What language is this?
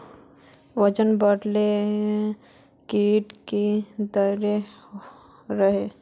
Magahi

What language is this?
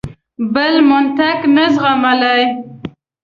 Pashto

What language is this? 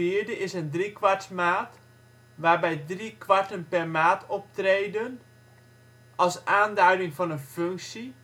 Dutch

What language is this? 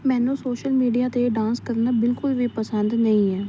Punjabi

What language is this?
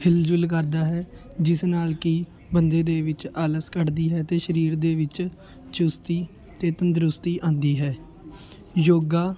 Punjabi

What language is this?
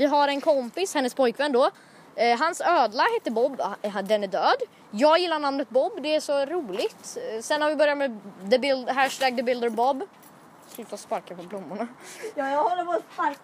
Swedish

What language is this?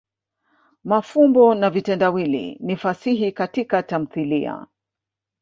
Swahili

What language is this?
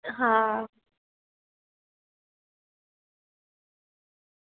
Gujarati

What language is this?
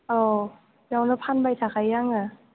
Bodo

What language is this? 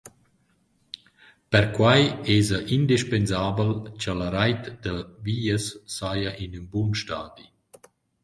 Romansh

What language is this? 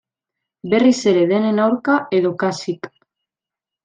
Basque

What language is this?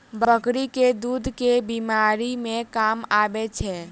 Maithili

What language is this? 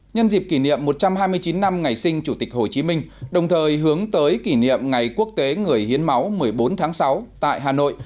Vietnamese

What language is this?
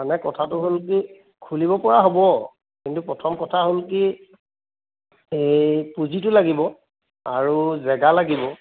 Assamese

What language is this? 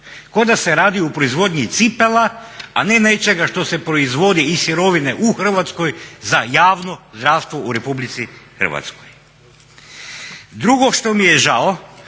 Croatian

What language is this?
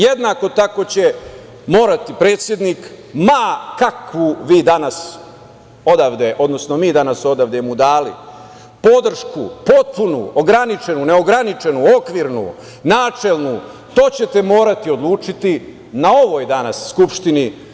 Serbian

